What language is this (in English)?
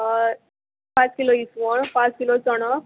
Konkani